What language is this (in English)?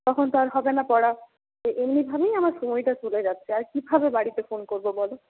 Bangla